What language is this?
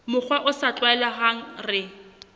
Southern Sotho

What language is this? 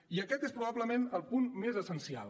Catalan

